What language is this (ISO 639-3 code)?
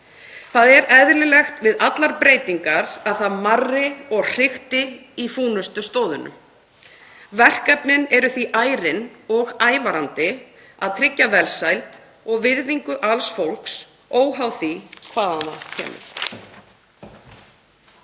isl